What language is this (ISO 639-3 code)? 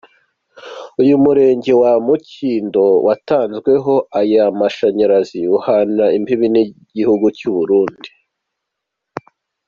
kin